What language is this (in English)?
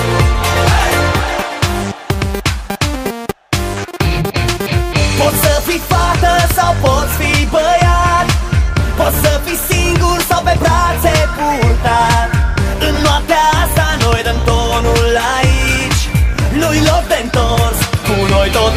Romanian